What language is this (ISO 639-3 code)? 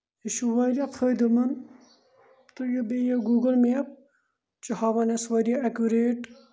kas